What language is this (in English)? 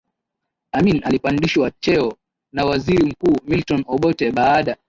Swahili